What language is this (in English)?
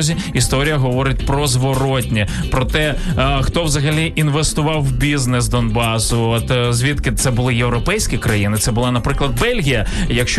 Ukrainian